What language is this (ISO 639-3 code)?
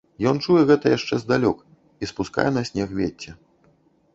bel